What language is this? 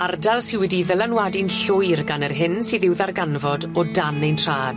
Welsh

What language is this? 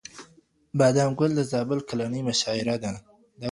Pashto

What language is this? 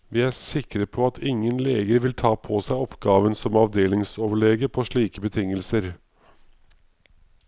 Norwegian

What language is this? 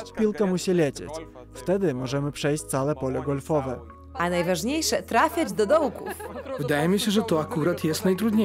Polish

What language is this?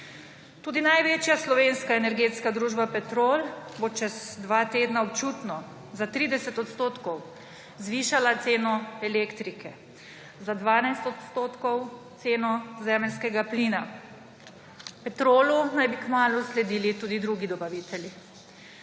Slovenian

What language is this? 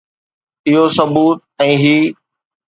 Sindhi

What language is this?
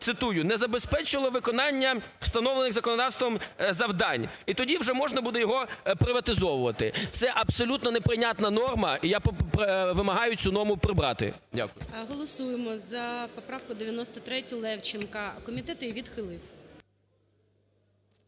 Ukrainian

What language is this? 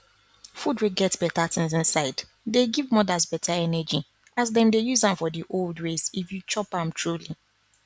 Nigerian Pidgin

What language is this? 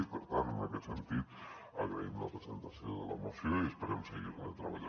Catalan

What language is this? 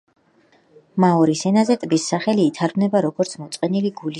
Georgian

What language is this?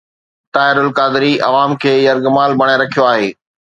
Sindhi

